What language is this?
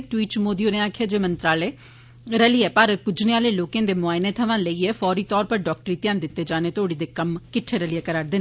Dogri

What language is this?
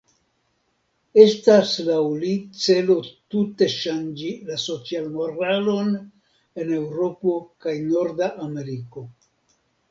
Esperanto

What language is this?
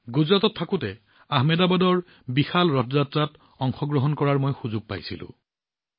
Assamese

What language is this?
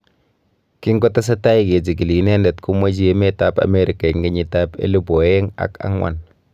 Kalenjin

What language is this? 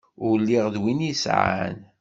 Kabyle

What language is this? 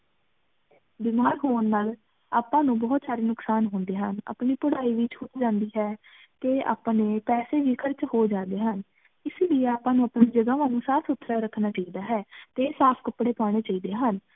Punjabi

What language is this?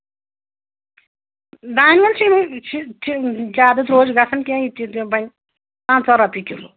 Kashmiri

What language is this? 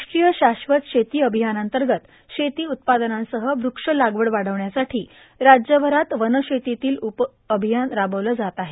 Marathi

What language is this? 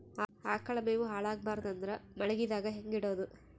Kannada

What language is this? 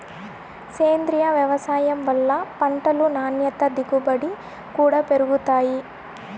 Telugu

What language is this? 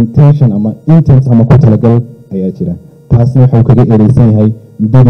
Arabic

